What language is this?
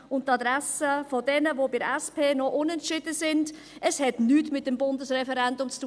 Swiss German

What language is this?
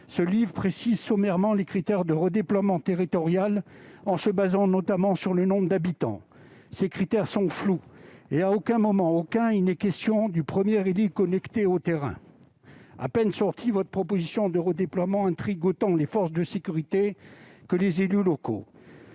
French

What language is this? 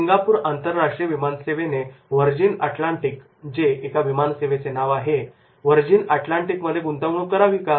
Marathi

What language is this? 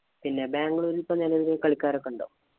Malayalam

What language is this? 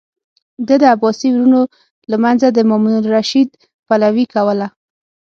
Pashto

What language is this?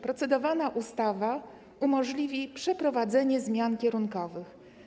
Polish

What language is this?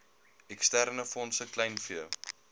Afrikaans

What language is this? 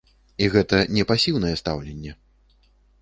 Belarusian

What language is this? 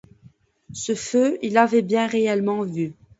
French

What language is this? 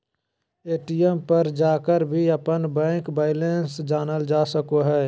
Magahi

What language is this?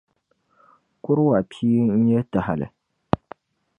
Dagbani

